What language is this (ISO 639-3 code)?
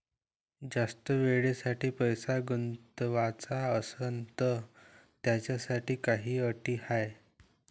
mar